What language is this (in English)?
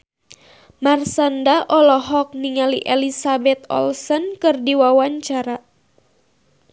Sundanese